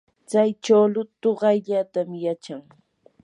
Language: Yanahuanca Pasco Quechua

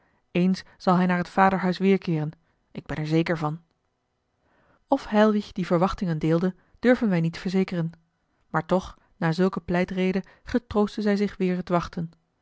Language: Dutch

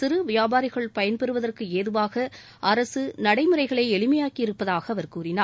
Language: Tamil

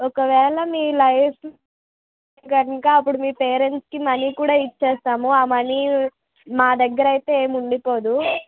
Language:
Telugu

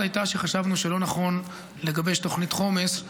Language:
Hebrew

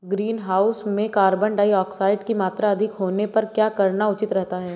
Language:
Hindi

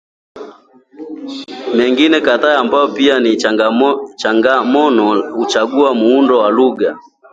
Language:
Swahili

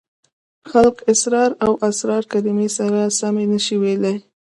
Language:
Pashto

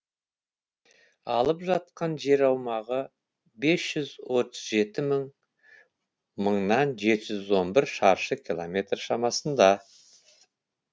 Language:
Kazakh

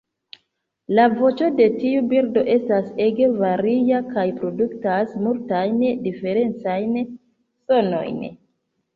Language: Esperanto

